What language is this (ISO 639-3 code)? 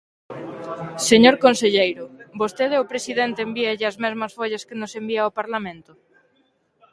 glg